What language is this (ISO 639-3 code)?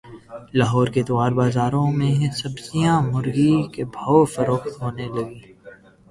urd